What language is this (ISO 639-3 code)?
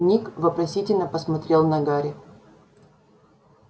rus